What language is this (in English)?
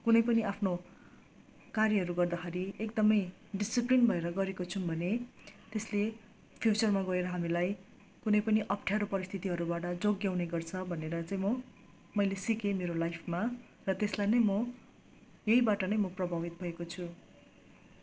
Nepali